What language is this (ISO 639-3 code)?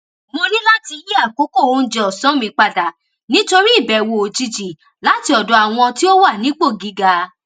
yor